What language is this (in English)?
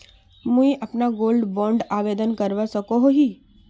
Magahi